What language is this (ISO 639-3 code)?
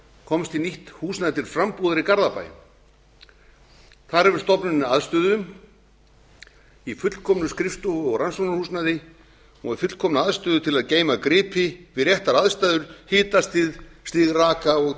isl